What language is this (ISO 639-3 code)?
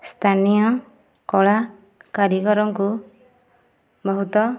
ori